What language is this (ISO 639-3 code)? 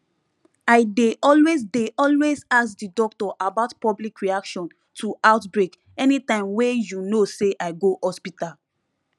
pcm